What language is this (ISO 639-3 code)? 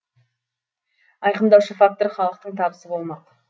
kaz